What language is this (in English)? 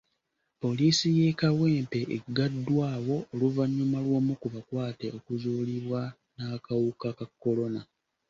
Ganda